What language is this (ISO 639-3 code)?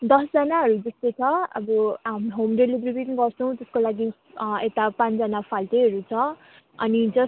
nep